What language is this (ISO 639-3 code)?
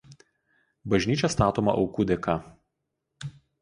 lit